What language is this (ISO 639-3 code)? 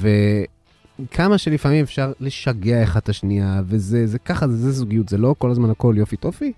heb